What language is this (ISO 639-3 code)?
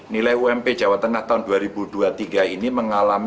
ind